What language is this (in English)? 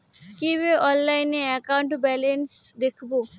Bangla